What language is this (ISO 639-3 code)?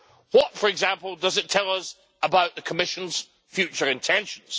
eng